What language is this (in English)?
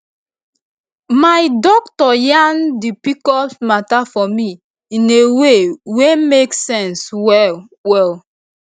Nigerian Pidgin